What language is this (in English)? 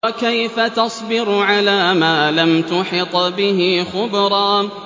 Arabic